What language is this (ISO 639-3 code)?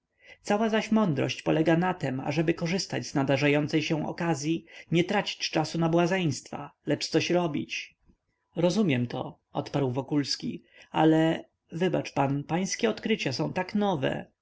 pol